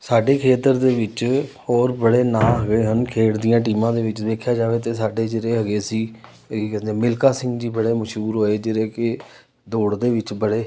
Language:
Punjabi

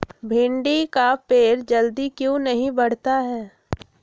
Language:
Magahi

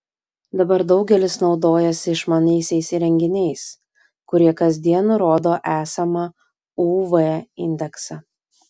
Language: Lithuanian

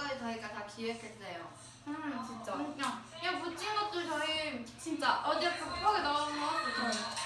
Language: Korean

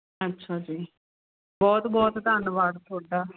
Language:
Punjabi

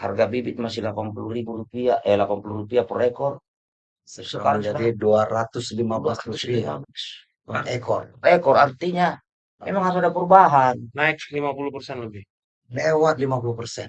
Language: Indonesian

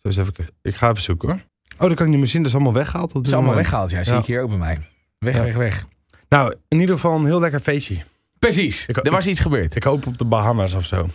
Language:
Dutch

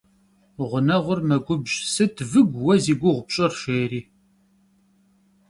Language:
Kabardian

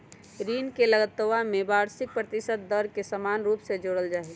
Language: Magahi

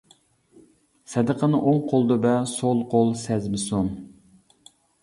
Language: Uyghur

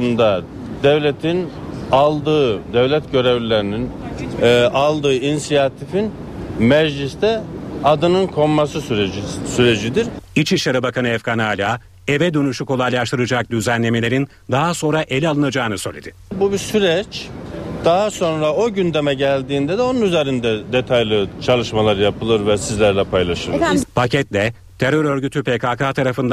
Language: Turkish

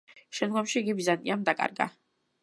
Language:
Georgian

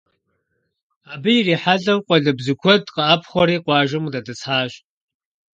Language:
Kabardian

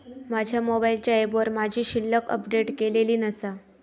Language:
Marathi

